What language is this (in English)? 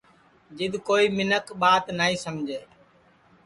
Sansi